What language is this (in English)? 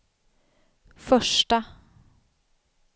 Swedish